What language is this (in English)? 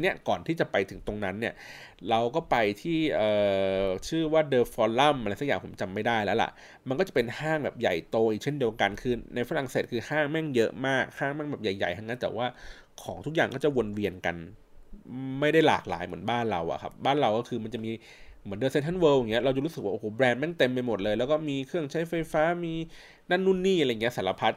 Thai